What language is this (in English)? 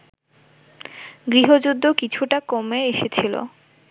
Bangla